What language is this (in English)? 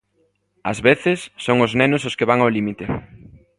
Galician